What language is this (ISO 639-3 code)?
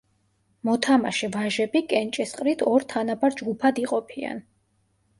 kat